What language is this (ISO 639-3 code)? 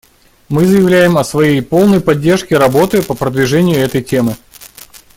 rus